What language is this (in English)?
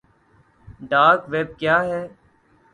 Urdu